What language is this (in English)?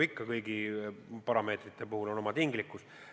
Estonian